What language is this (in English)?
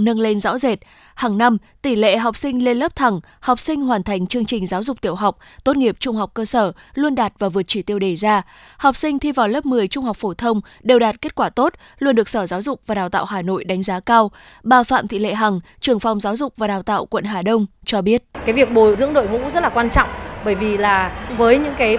Vietnamese